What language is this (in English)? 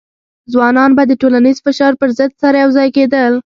Pashto